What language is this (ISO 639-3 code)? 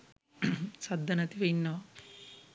sin